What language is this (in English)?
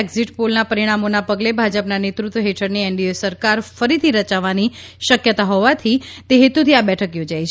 Gujarati